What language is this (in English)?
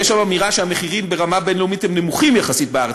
Hebrew